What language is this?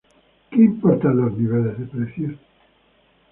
Spanish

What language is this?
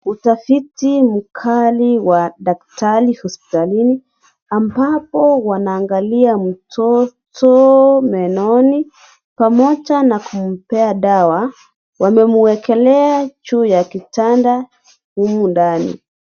Swahili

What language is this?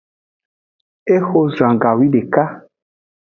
Aja (Benin)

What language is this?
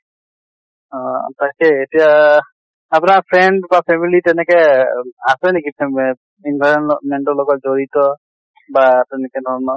Assamese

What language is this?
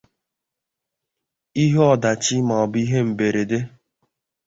Igbo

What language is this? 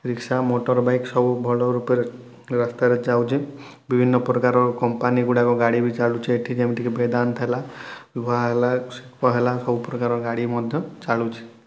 Odia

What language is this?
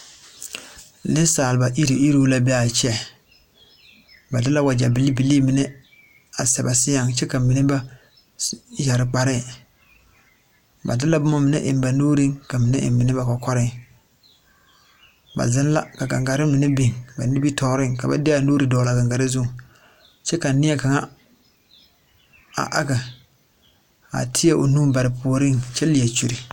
Southern Dagaare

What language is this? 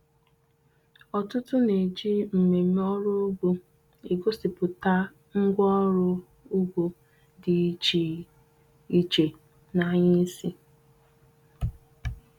Igbo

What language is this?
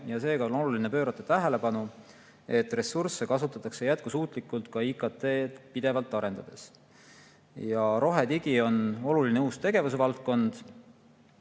Estonian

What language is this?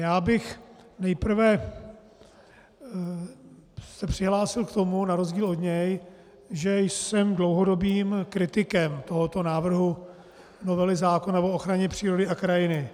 Czech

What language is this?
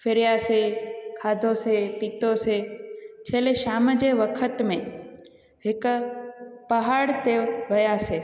Sindhi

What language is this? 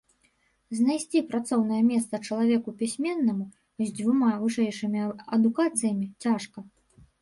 Belarusian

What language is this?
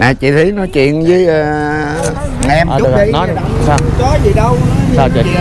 Vietnamese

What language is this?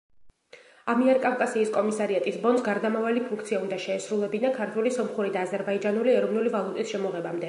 Georgian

